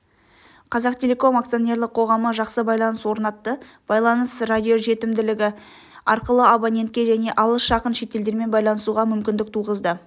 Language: Kazakh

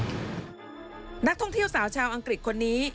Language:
Thai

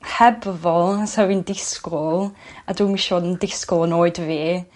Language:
Welsh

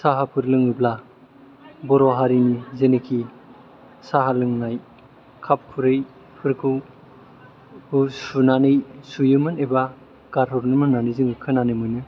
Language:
Bodo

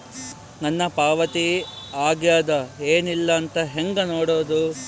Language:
Kannada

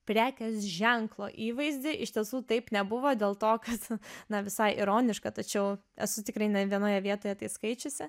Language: Lithuanian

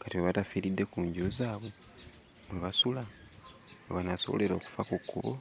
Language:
Ganda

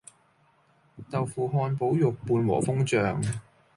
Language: Cantonese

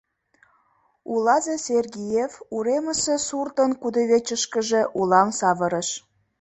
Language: Mari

